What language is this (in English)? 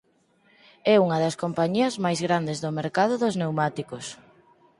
Galician